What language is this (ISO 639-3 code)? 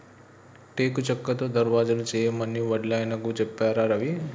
tel